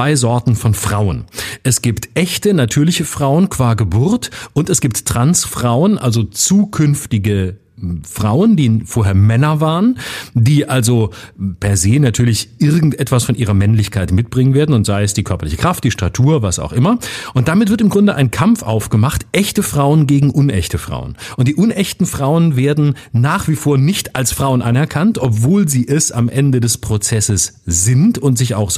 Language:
German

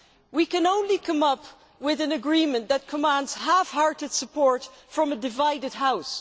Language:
English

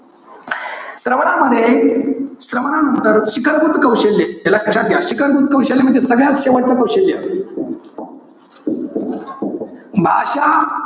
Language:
Marathi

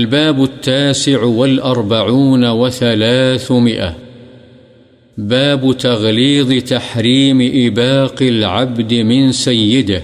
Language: Urdu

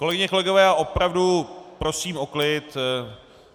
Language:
Czech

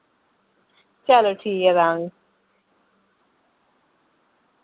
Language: Dogri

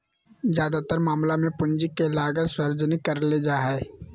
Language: Magahi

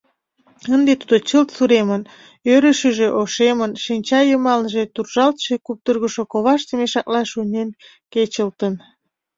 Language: Mari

